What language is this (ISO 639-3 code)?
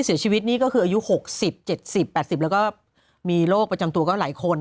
tha